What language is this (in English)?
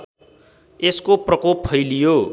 Nepali